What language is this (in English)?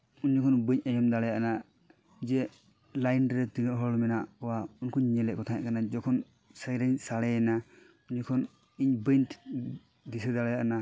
Santali